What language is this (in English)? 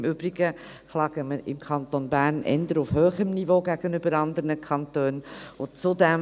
Swiss German